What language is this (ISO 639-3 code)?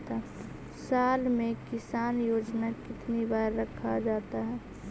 mag